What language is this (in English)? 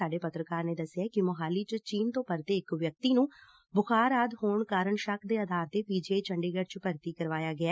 Punjabi